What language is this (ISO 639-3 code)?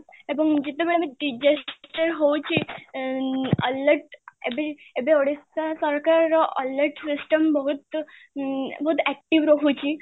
ori